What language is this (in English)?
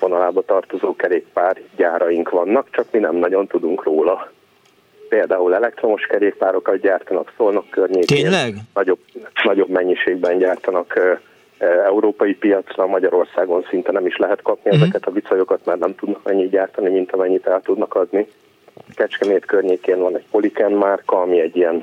Hungarian